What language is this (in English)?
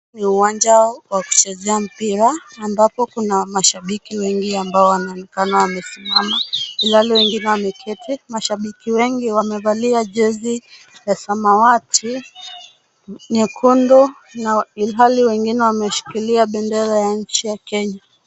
Swahili